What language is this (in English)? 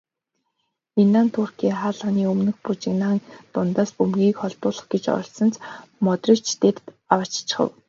Mongolian